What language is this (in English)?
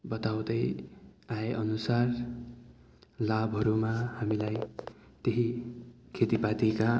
Nepali